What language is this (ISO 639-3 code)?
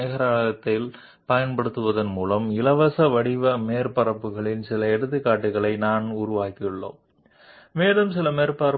tel